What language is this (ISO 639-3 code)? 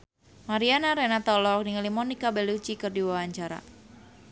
sun